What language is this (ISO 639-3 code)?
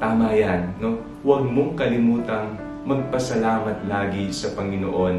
fil